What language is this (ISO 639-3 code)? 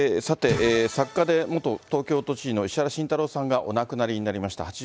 jpn